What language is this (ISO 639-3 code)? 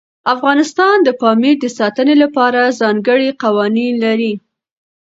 pus